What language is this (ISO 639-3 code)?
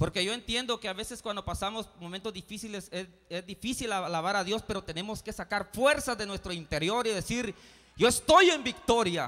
spa